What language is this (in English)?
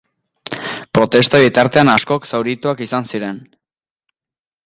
Basque